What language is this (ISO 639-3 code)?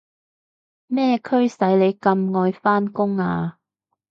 yue